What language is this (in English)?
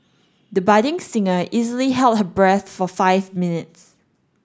English